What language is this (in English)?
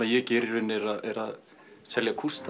Icelandic